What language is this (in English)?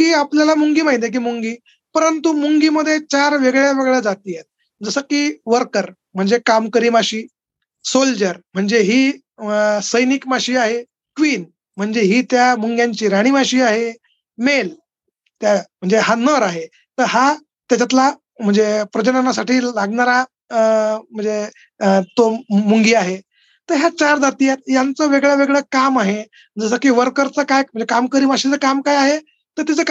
Marathi